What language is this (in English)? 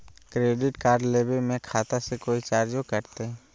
Magahi